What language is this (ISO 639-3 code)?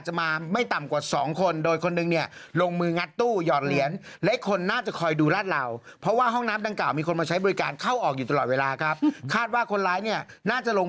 tha